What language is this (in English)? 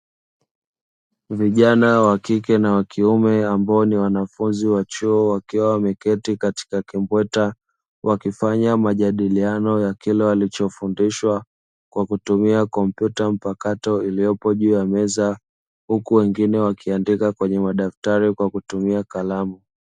Swahili